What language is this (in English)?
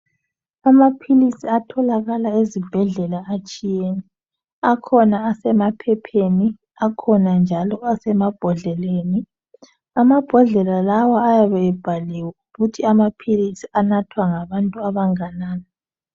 North Ndebele